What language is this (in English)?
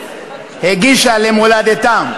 Hebrew